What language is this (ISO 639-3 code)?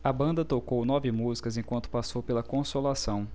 por